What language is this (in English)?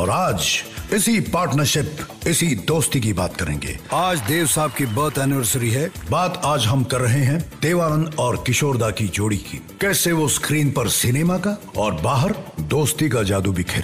Hindi